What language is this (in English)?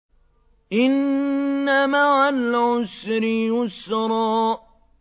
Arabic